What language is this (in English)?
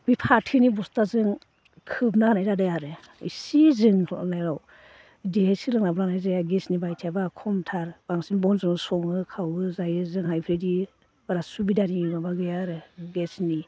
Bodo